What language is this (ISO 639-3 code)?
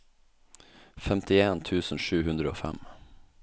nor